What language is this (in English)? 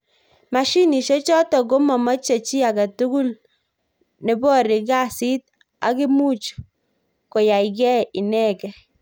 Kalenjin